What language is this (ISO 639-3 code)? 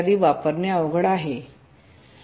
mar